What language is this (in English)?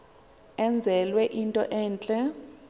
Xhosa